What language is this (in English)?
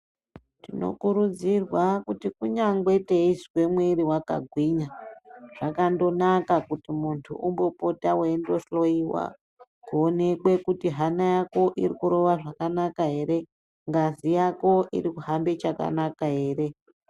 Ndau